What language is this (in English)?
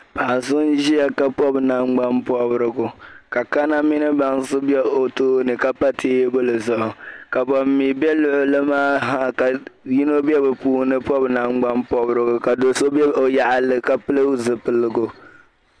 Dagbani